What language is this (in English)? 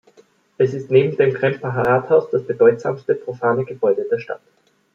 German